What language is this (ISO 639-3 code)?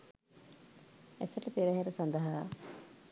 sin